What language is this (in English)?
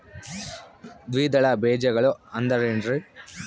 Kannada